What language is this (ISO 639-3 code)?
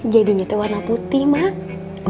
ind